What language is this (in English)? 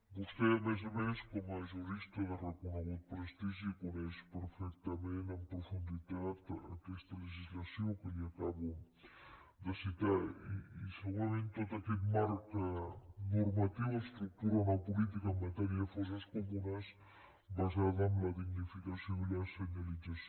Catalan